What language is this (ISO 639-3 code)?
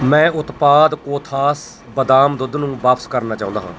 pan